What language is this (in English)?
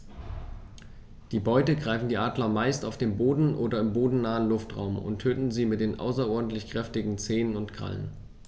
German